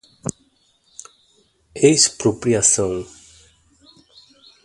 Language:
Portuguese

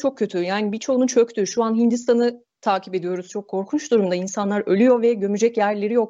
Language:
Turkish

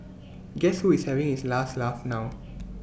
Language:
English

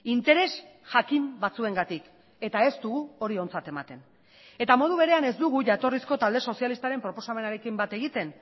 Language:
Basque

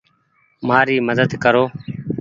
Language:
Goaria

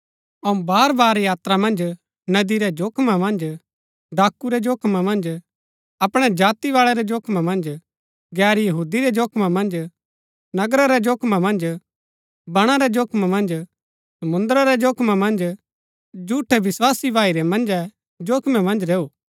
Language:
Gaddi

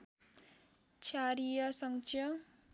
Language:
Nepali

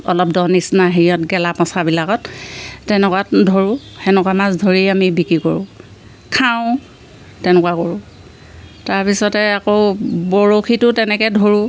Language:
Assamese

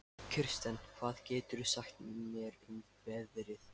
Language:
Icelandic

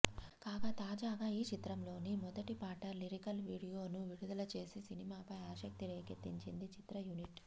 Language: Telugu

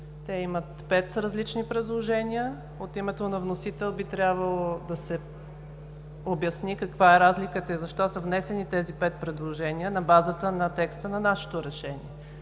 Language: Bulgarian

